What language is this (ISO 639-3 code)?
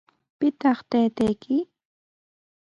qws